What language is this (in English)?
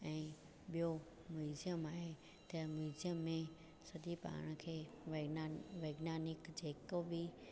Sindhi